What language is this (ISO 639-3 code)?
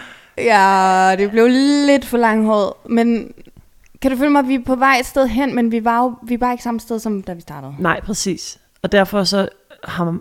dan